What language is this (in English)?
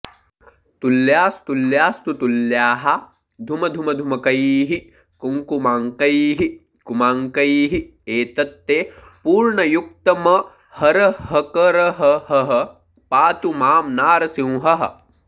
Sanskrit